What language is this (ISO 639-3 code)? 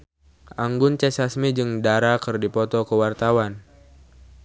sun